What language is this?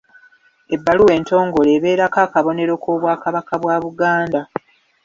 Ganda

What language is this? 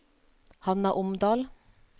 Norwegian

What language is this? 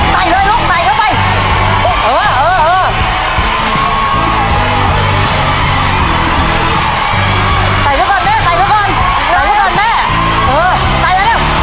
Thai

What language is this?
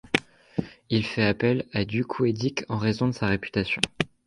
French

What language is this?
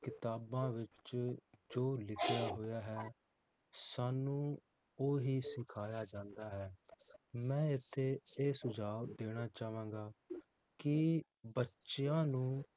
Punjabi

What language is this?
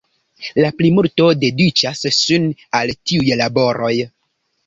Esperanto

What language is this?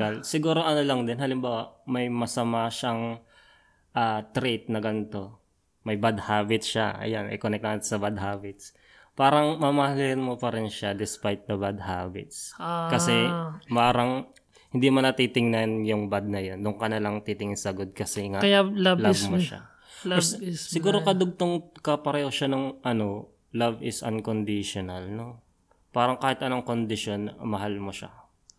Filipino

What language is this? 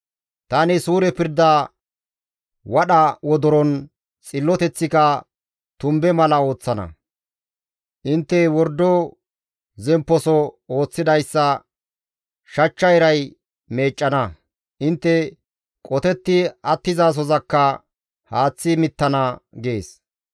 Gamo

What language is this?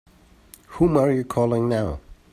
English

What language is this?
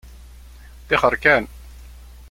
Kabyle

